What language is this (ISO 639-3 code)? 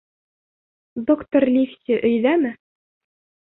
bak